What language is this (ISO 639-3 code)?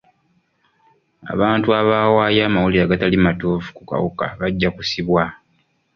lug